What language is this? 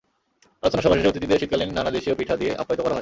Bangla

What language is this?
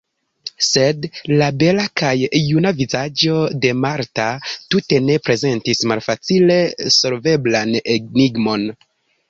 Esperanto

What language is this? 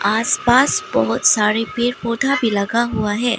Hindi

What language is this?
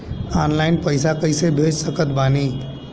Bhojpuri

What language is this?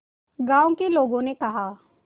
Hindi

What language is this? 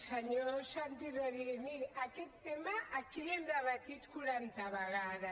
Catalan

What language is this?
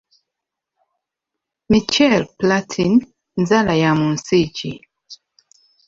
Ganda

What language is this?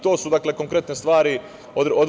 Serbian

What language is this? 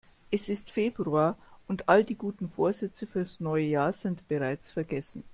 German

